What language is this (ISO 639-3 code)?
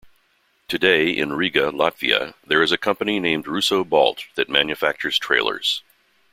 eng